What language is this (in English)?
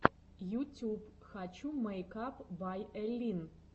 Russian